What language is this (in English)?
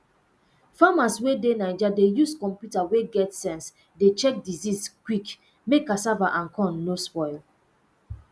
Nigerian Pidgin